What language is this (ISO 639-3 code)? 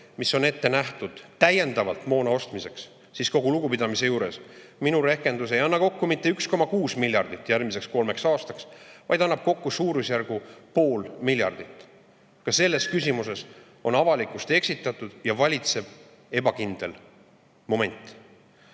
est